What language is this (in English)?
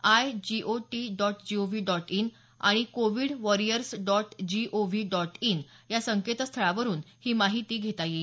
Marathi